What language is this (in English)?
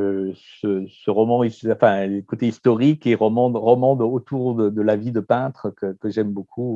French